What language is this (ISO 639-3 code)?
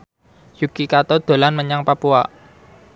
jav